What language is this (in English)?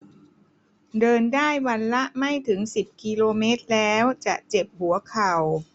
Thai